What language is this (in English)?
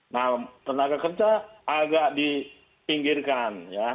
Indonesian